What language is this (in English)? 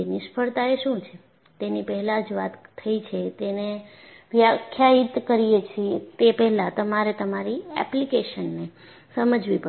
Gujarati